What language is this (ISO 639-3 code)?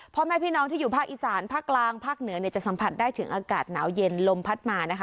tha